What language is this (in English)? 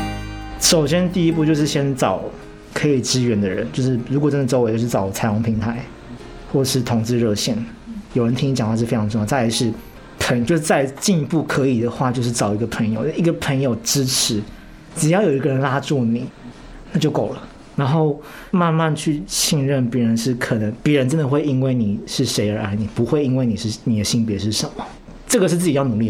Chinese